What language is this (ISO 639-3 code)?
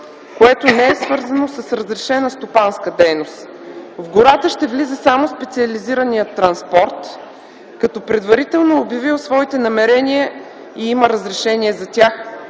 bul